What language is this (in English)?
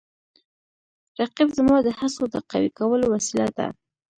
Pashto